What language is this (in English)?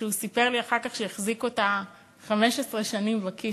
Hebrew